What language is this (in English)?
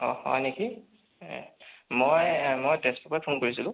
Assamese